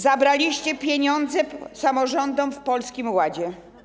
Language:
Polish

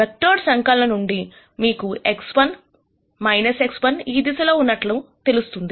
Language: Telugu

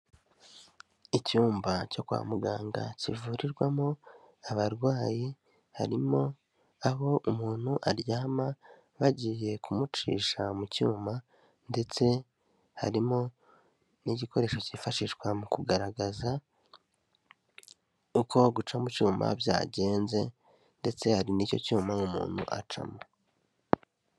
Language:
Kinyarwanda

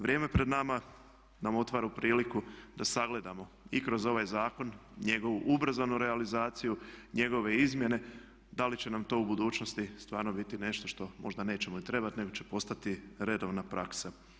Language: Croatian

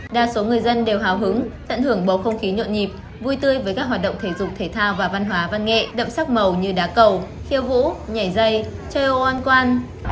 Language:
Vietnamese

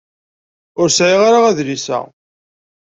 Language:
Kabyle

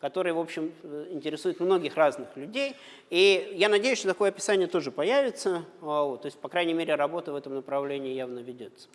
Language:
Russian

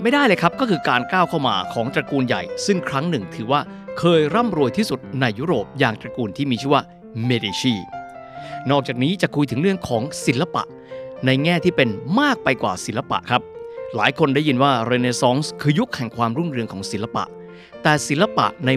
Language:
Thai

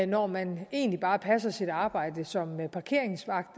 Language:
Danish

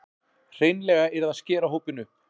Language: Icelandic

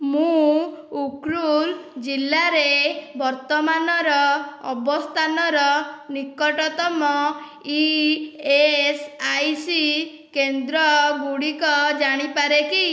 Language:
Odia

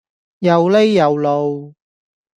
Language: Cantonese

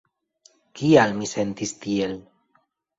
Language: Esperanto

